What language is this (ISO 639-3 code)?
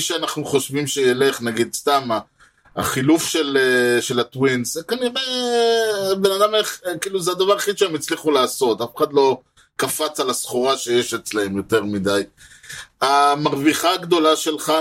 heb